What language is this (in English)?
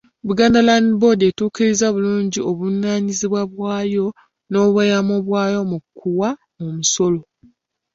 Ganda